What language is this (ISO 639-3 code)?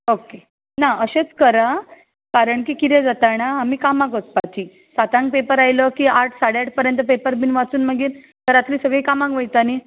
kok